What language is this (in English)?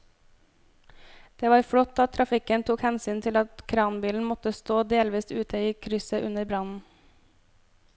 Norwegian